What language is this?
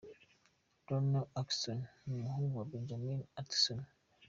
Kinyarwanda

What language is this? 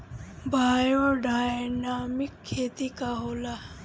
Bhojpuri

